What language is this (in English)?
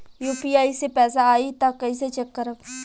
Bhojpuri